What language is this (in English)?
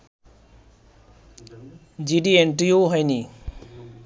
Bangla